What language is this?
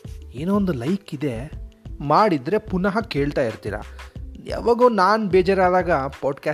Kannada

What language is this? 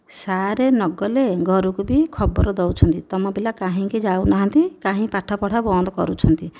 Odia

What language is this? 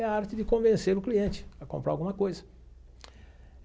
Portuguese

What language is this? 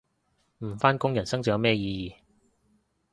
Cantonese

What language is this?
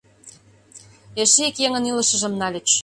Mari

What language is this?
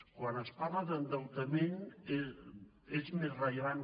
Catalan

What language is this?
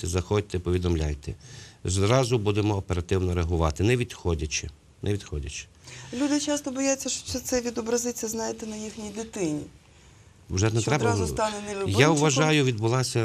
Ukrainian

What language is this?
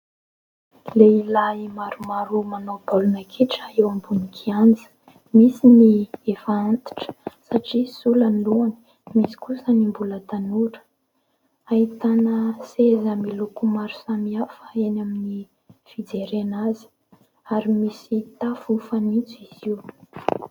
Malagasy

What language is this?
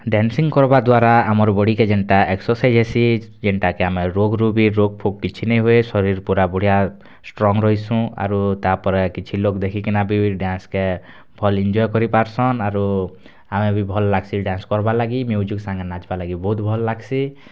Odia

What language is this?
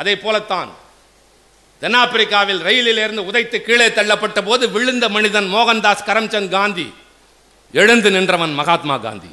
Tamil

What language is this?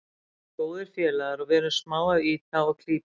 Icelandic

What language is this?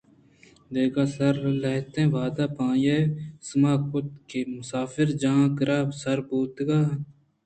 Eastern Balochi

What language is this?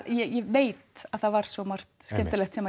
Icelandic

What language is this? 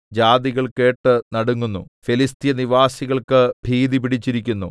Malayalam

